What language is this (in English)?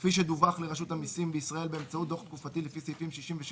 Hebrew